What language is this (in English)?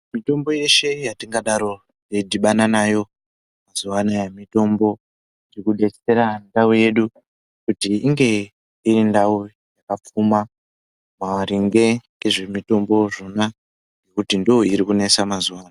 Ndau